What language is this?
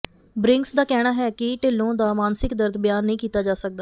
Punjabi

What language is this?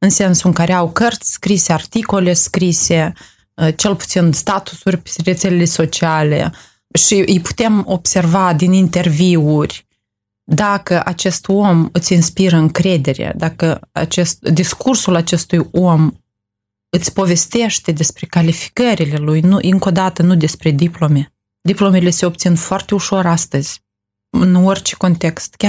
Romanian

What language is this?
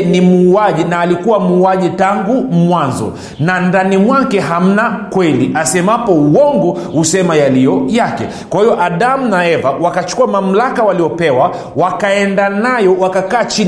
Swahili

